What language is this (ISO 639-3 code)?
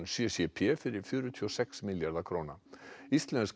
isl